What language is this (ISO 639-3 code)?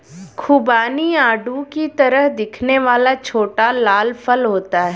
hin